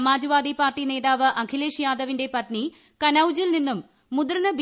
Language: Malayalam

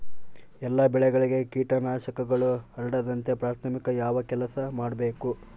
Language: Kannada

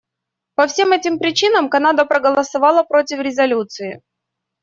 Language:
Russian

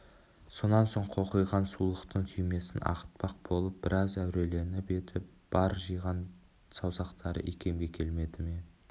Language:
Kazakh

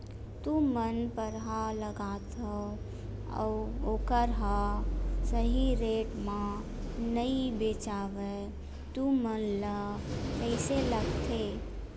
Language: Chhattisgarhi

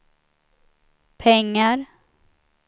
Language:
Swedish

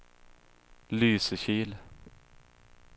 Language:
Swedish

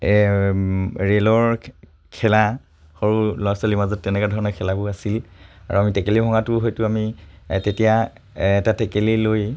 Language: Assamese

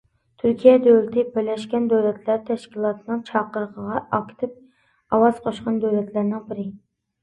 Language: Uyghur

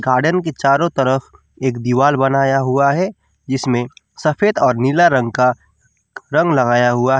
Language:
Hindi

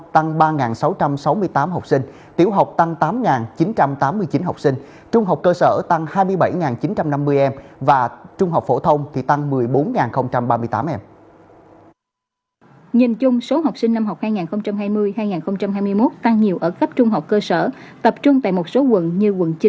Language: Vietnamese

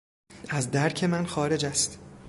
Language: Persian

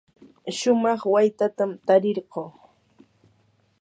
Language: Yanahuanca Pasco Quechua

